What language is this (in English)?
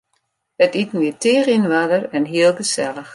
Western Frisian